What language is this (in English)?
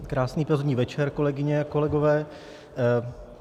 Czech